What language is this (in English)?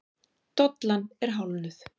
Icelandic